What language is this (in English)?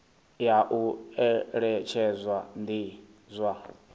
Venda